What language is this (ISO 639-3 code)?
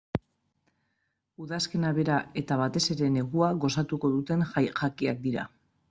eus